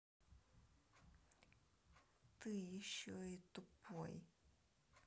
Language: Russian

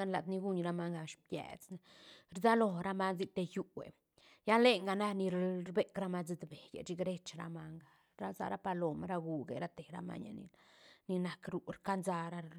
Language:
Santa Catarina Albarradas Zapotec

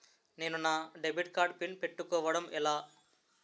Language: Telugu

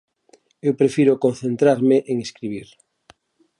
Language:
Galician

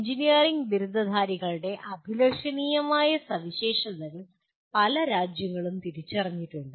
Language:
Malayalam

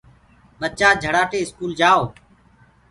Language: Gurgula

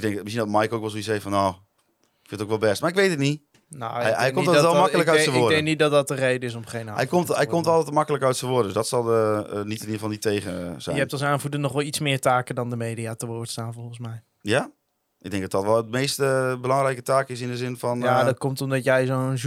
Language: Dutch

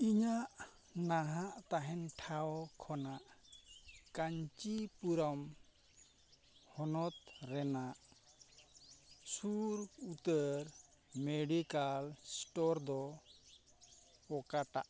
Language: Santali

